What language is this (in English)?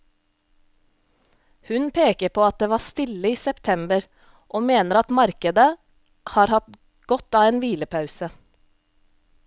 Norwegian